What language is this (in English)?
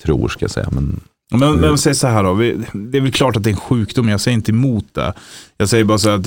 Swedish